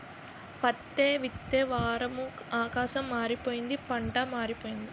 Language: Telugu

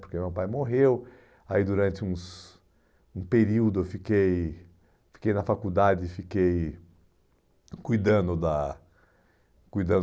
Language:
Portuguese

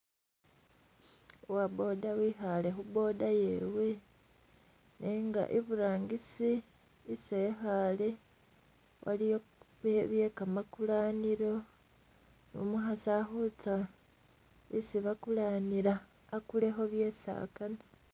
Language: Masaaba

